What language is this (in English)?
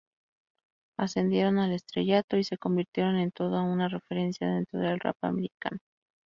Spanish